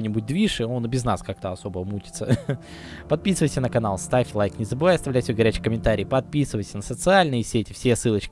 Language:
Russian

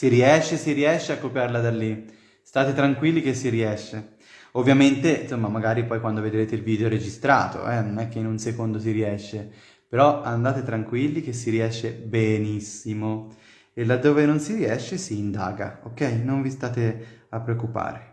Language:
Italian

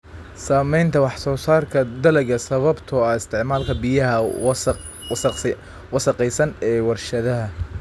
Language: Somali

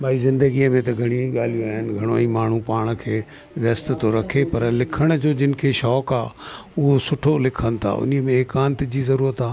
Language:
Sindhi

